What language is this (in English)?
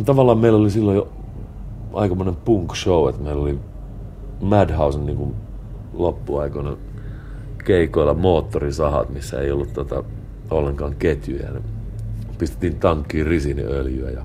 Finnish